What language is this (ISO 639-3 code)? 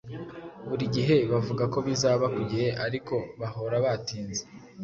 kin